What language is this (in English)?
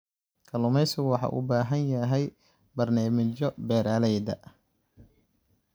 Somali